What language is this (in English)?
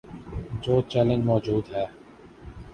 Urdu